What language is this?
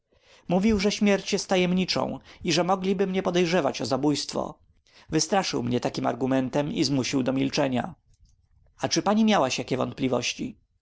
Polish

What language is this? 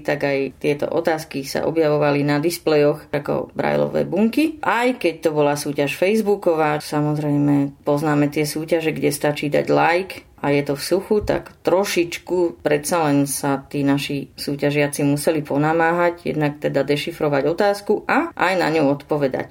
Slovak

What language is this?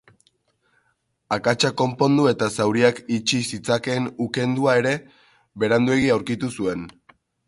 Basque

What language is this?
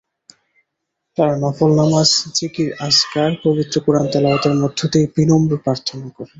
Bangla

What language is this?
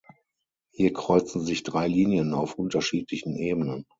German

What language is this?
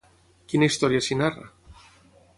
Catalan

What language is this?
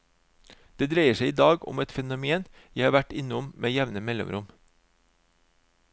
Norwegian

